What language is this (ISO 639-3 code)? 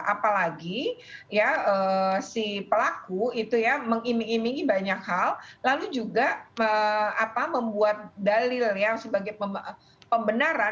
ind